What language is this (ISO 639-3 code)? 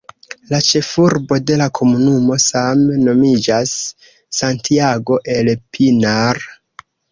epo